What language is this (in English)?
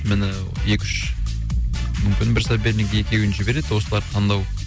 Kazakh